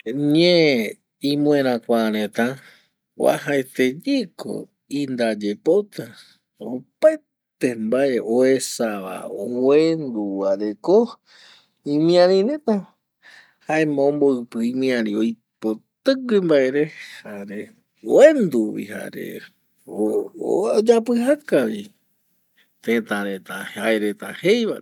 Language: Eastern Bolivian Guaraní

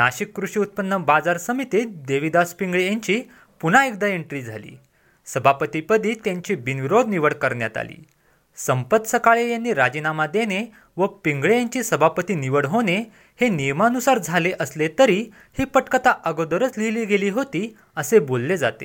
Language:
Marathi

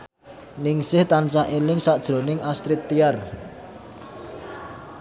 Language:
Javanese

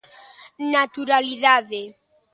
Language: Galician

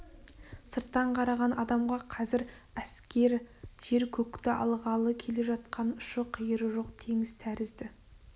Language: Kazakh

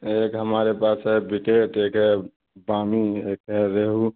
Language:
Urdu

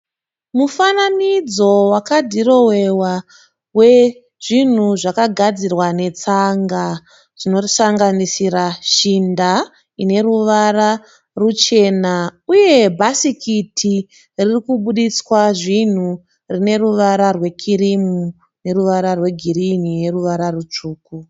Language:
Shona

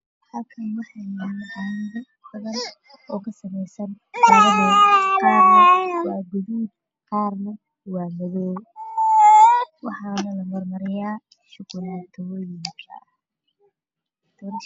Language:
Somali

